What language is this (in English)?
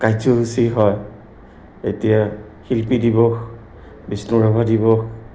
Assamese